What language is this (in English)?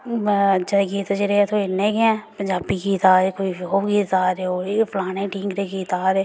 Dogri